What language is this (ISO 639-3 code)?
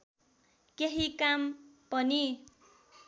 nep